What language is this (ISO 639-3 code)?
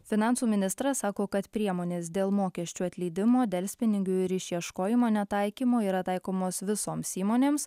lit